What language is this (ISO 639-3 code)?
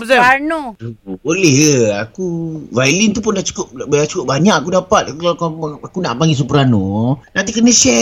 msa